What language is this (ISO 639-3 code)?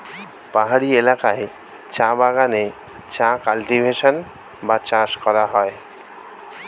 ben